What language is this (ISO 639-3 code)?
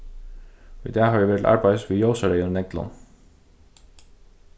fao